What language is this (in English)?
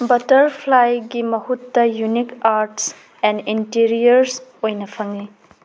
Manipuri